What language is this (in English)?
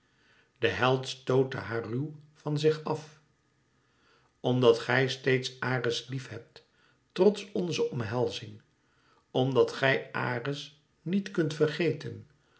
Dutch